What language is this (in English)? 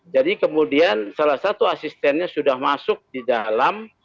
Indonesian